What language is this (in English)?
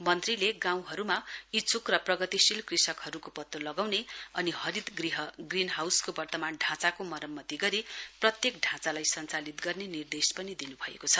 Nepali